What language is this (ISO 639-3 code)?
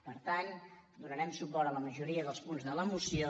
cat